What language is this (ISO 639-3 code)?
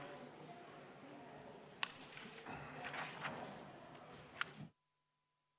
est